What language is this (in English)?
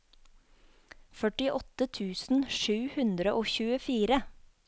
Norwegian